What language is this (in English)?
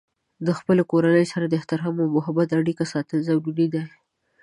Pashto